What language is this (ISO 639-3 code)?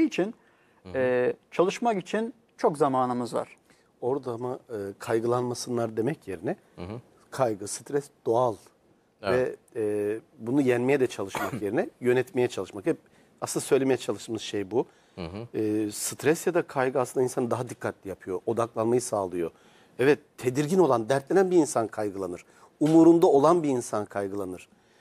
tur